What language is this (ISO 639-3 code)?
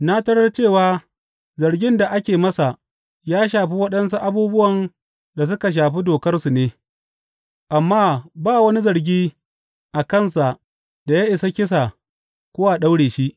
hau